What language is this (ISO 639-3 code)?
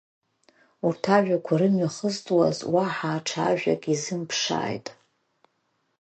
abk